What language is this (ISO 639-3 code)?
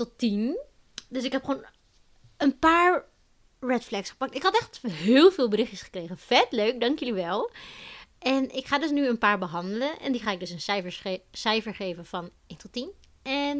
nld